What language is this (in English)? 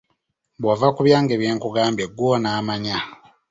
Ganda